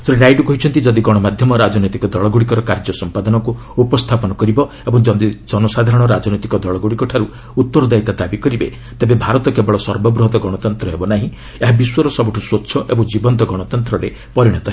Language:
Odia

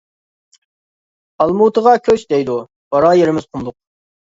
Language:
Uyghur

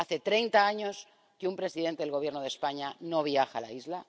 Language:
Spanish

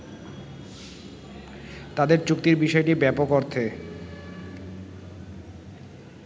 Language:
Bangla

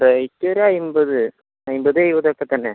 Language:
Malayalam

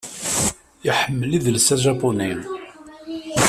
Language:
Kabyle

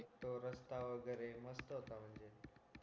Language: Marathi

